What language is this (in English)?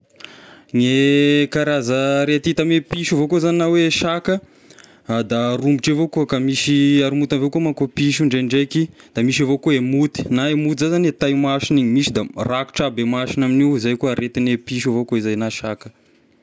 Tesaka Malagasy